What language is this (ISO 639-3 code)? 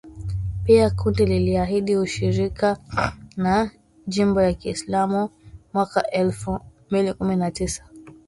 swa